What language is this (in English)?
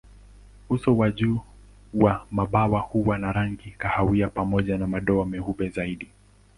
Swahili